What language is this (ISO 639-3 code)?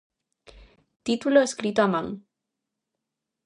glg